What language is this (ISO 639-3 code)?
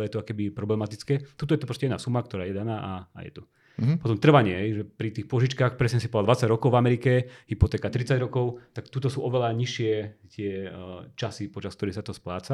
slk